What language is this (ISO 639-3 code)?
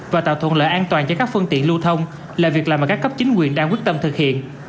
vie